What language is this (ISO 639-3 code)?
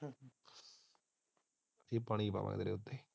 pan